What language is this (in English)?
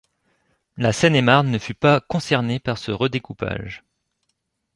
French